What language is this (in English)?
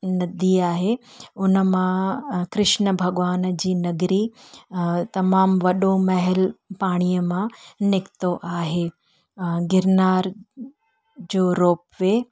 Sindhi